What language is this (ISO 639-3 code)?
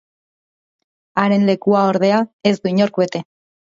eus